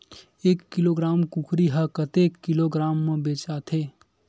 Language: Chhattisgarhi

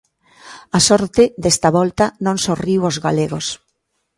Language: Galician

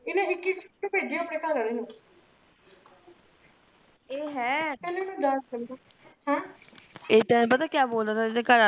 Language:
Punjabi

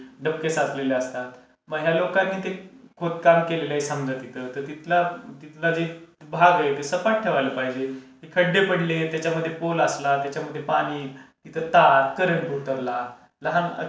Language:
Marathi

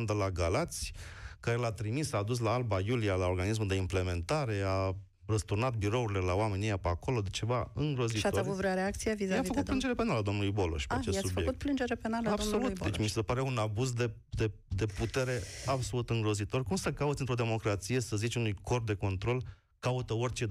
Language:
Romanian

